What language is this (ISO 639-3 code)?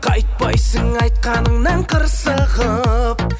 kaz